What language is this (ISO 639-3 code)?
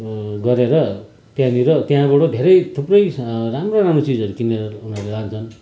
nep